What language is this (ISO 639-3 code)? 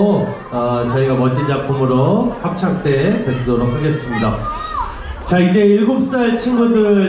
kor